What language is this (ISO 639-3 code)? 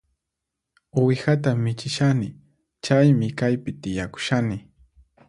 qxp